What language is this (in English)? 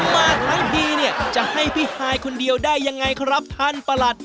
Thai